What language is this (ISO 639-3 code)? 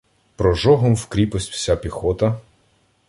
ukr